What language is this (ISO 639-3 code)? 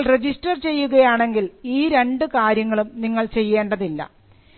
mal